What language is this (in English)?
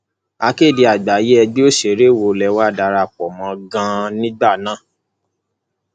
Yoruba